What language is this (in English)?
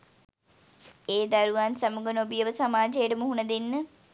Sinhala